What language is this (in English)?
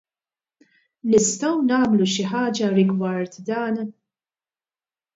Maltese